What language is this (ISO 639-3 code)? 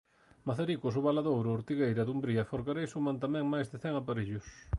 glg